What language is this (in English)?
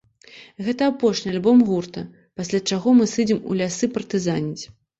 Belarusian